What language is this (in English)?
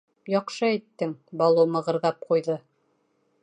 Bashkir